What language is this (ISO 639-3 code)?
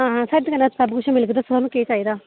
doi